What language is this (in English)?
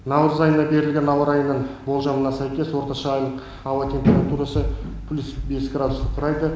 Kazakh